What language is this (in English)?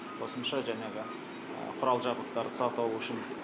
Kazakh